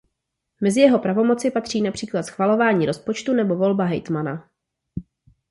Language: Czech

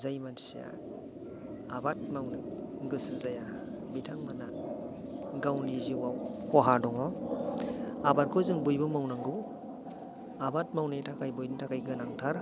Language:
Bodo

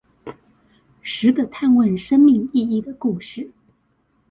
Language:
Chinese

